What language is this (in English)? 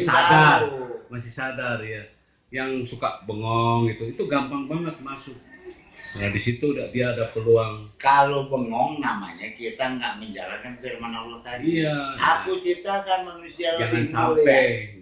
Indonesian